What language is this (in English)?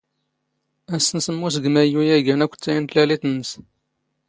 Standard Moroccan Tamazight